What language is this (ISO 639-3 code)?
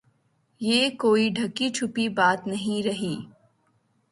urd